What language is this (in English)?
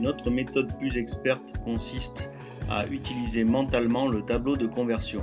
French